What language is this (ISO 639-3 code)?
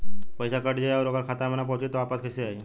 bho